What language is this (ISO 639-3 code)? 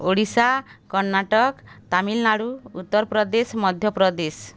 ori